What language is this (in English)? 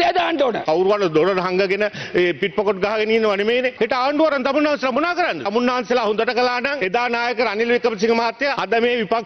Indonesian